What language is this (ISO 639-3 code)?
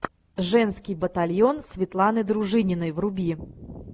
rus